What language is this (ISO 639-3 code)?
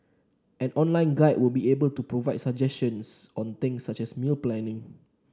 eng